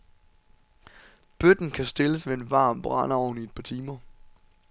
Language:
Danish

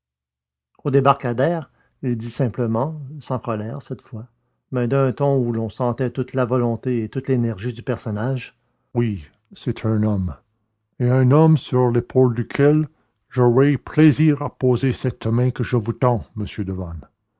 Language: French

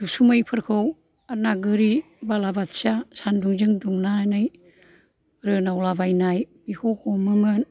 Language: Bodo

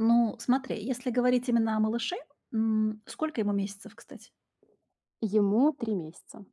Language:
Russian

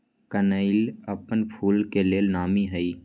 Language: Magahi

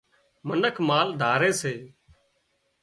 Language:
Wadiyara Koli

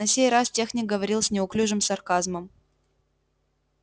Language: Russian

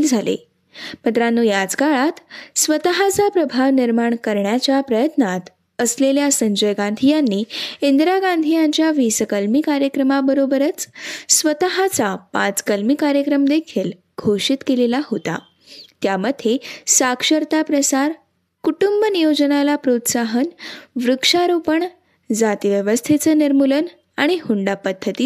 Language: Marathi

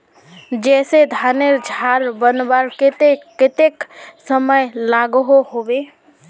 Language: Magahi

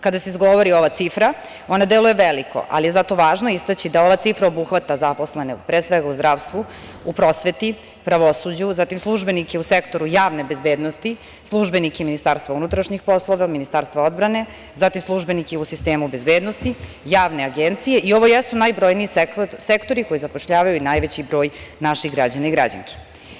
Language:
Serbian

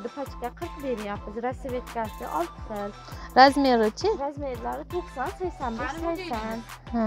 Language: Turkish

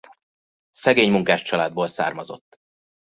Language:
Hungarian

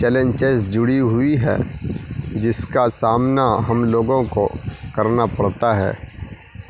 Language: Urdu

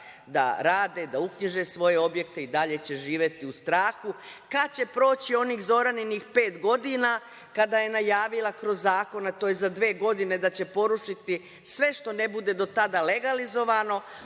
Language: Serbian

